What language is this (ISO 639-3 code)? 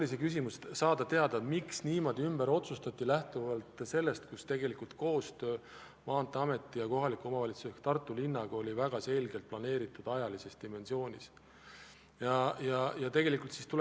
est